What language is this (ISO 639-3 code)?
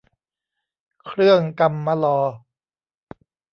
tha